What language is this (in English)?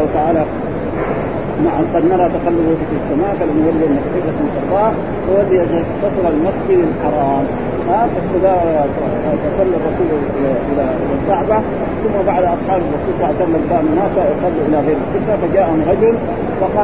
Arabic